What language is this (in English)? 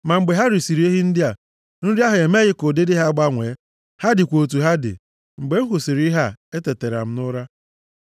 Igbo